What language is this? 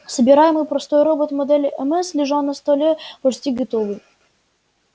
Russian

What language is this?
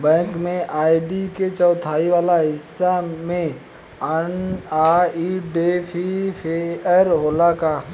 Bhojpuri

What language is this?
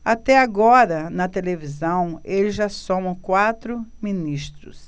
Portuguese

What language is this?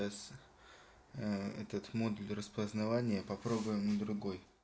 Russian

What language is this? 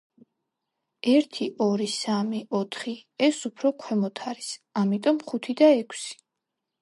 Georgian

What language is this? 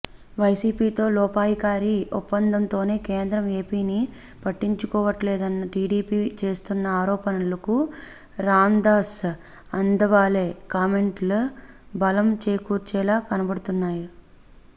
Telugu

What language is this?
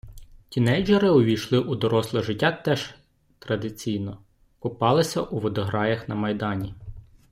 Ukrainian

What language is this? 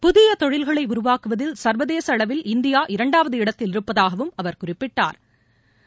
Tamil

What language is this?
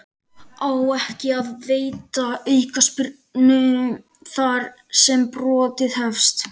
Icelandic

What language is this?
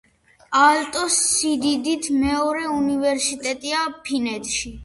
Georgian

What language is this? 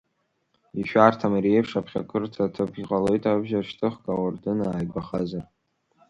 Abkhazian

